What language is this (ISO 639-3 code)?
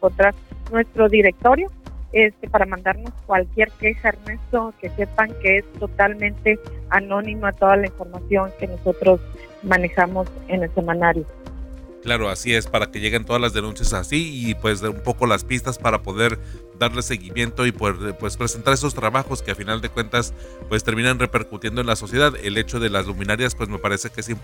spa